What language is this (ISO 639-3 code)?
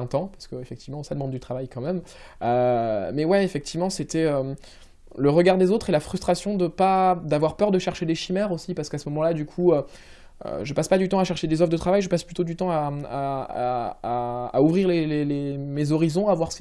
fra